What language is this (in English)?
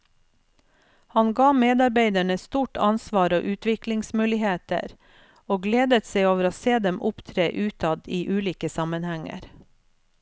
Norwegian